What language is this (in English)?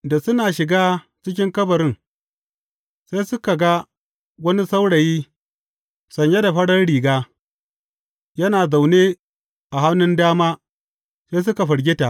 Hausa